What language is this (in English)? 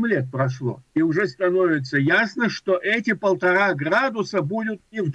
Russian